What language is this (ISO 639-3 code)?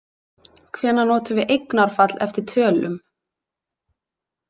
isl